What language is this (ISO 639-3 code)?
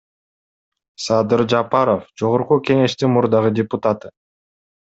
kir